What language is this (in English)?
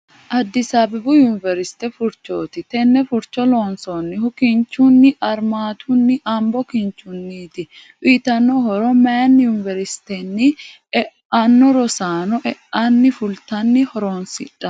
Sidamo